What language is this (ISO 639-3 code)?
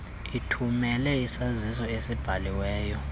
xho